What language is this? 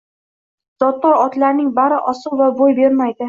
Uzbek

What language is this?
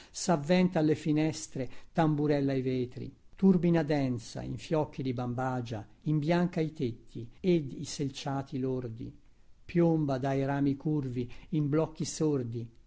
Italian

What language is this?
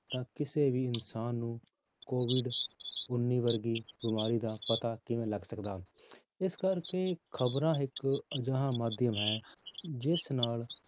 Punjabi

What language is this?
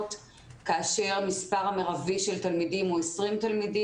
Hebrew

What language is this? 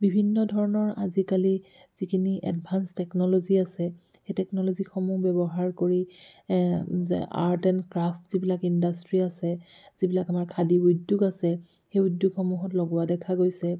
Assamese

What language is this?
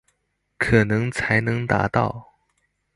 Chinese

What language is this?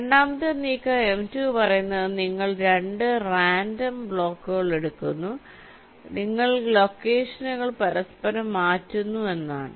Malayalam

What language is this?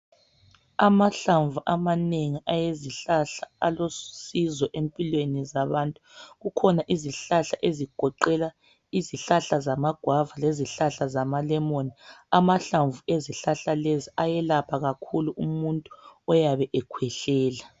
North Ndebele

